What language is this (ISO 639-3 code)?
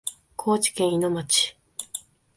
jpn